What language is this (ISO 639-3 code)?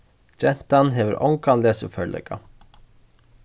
fao